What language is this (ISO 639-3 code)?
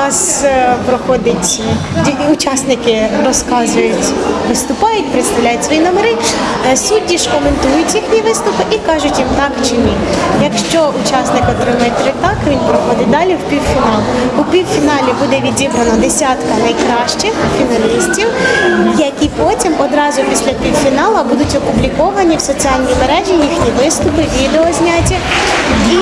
ukr